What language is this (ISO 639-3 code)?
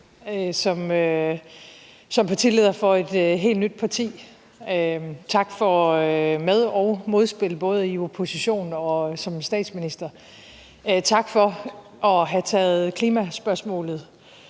dan